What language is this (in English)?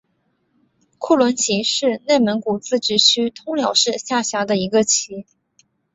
Chinese